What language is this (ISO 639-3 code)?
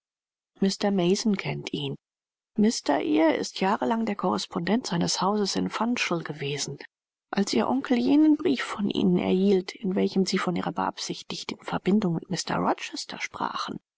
deu